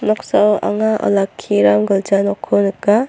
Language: Garo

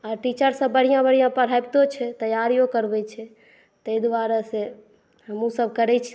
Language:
Maithili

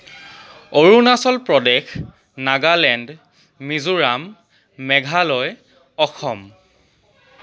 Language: Assamese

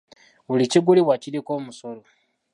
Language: Ganda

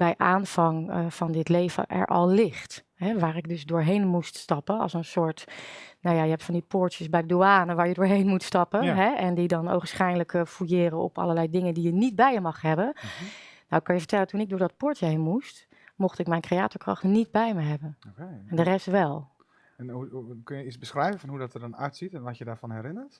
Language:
Dutch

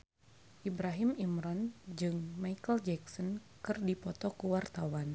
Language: Sundanese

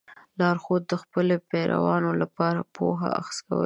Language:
Pashto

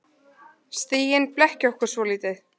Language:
Icelandic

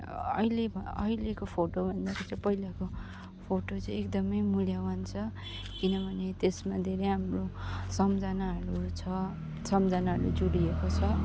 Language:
Nepali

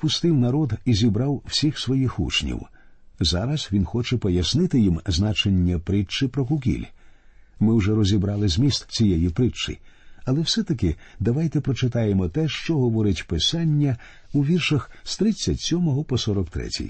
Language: Ukrainian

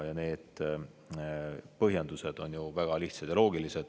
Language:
Estonian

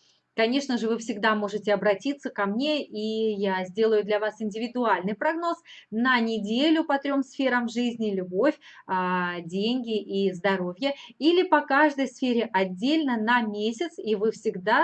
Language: Russian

